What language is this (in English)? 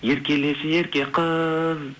Kazakh